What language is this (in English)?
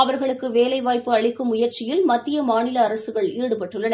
Tamil